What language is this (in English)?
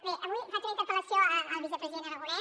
Catalan